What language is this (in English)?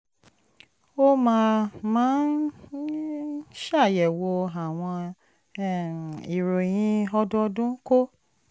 Yoruba